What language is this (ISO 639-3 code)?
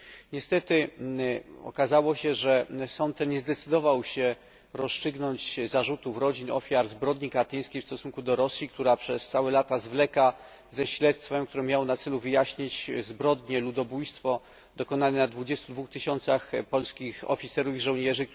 pol